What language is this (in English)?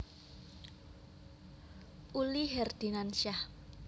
Javanese